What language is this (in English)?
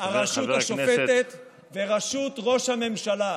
Hebrew